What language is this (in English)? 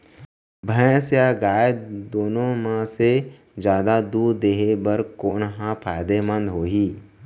Chhattisgarhi